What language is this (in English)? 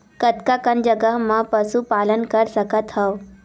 Chhattisgarhi